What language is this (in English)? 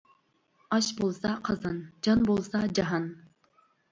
Uyghur